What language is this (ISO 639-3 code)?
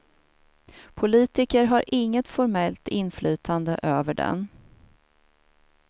swe